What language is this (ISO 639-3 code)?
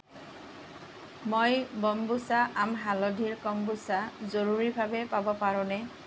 asm